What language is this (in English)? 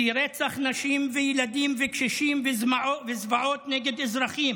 Hebrew